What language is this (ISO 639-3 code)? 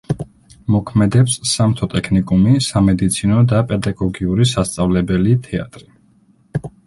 kat